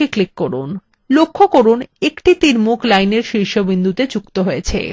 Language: Bangla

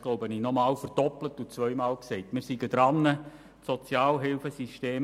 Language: Swiss German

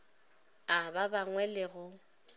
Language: Northern Sotho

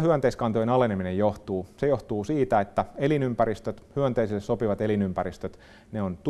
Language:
Finnish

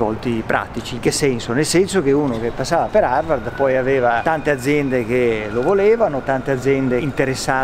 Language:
Italian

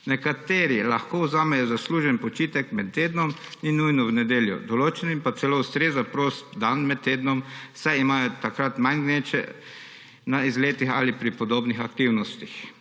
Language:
Slovenian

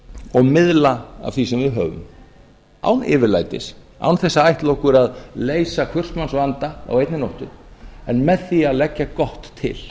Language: Icelandic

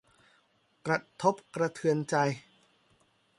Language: Thai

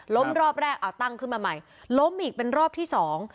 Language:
Thai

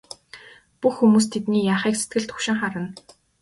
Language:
Mongolian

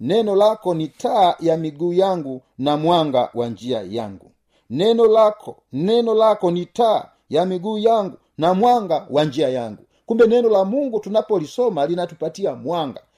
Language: Swahili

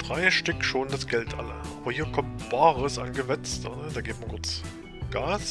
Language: German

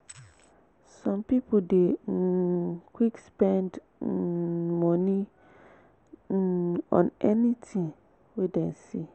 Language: Nigerian Pidgin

